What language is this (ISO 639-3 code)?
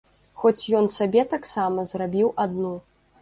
bel